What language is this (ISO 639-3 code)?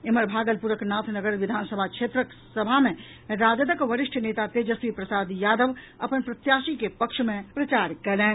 mai